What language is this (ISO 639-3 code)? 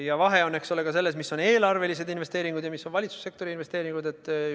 est